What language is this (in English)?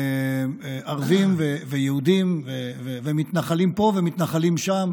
Hebrew